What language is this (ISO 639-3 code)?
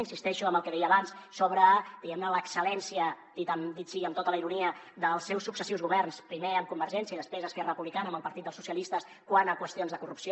cat